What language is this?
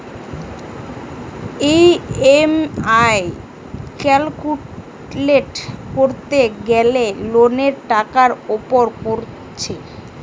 Bangla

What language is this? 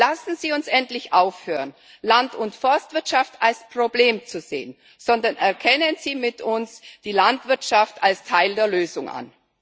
German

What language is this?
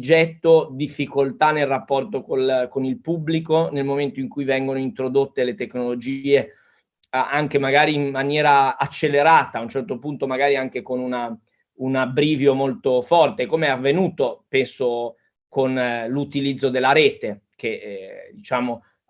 Italian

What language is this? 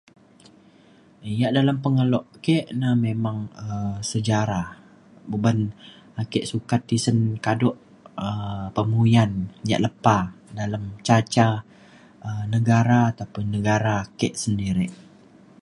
Mainstream Kenyah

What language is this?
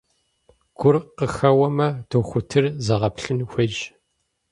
Kabardian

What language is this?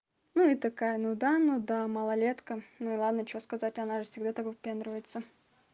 Russian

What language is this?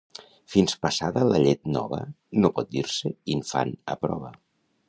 Catalan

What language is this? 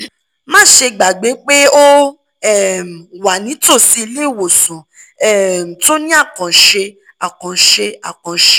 Yoruba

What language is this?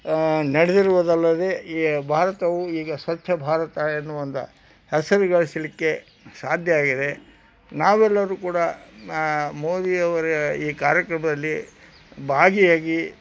Kannada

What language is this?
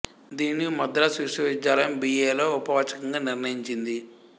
Telugu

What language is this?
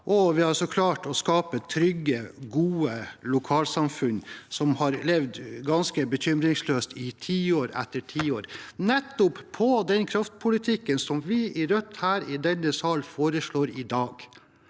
Norwegian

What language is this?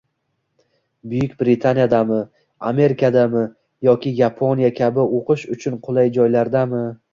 Uzbek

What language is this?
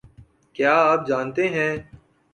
Urdu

